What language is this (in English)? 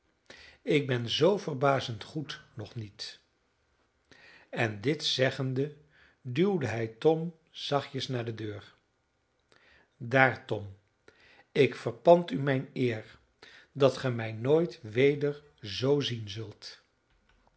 Dutch